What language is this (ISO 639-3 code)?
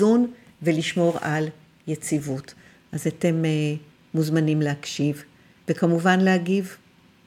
heb